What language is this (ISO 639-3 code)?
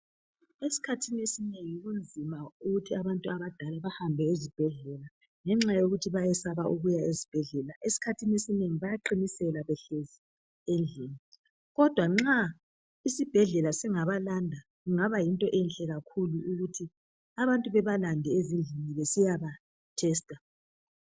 nde